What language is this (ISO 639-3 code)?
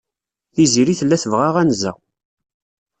kab